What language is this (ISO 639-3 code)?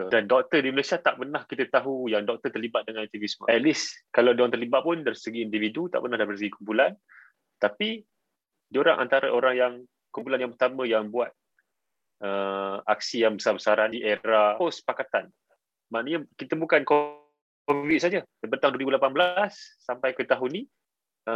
msa